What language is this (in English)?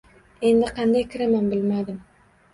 Uzbek